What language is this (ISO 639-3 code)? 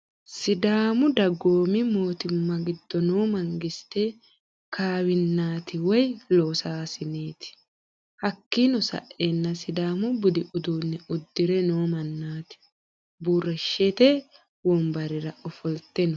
sid